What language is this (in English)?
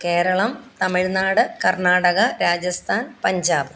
Malayalam